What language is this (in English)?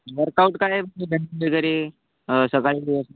Marathi